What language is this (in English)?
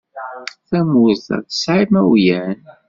Kabyle